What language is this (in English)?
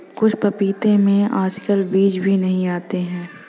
Hindi